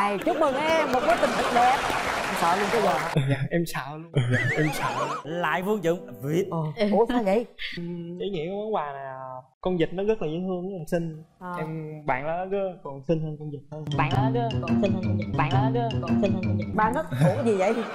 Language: Vietnamese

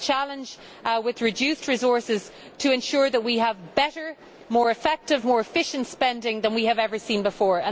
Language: English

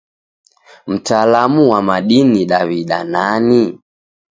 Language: Taita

